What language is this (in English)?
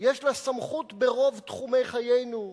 Hebrew